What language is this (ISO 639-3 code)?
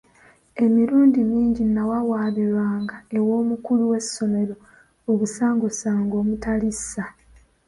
lug